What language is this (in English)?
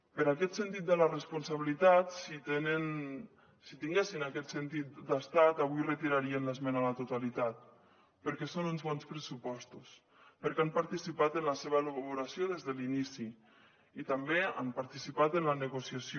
Catalan